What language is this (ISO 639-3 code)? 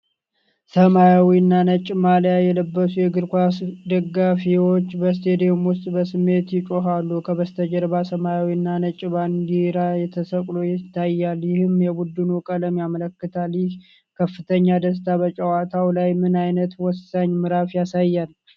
amh